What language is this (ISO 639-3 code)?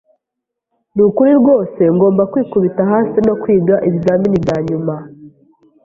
kin